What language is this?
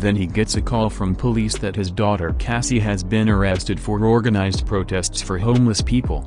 English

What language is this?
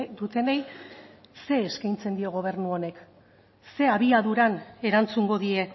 Basque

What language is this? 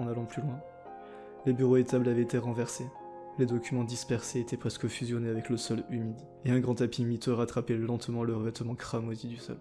French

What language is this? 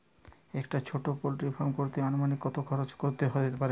Bangla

